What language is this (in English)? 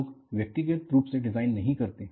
Hindi